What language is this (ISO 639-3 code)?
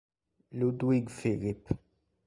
ita